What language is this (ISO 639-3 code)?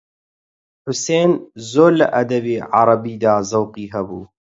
ckb